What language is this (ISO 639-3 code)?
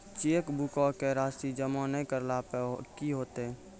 mai